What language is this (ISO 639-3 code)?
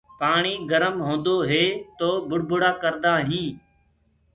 ggg